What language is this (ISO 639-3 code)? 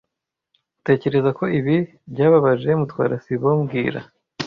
kin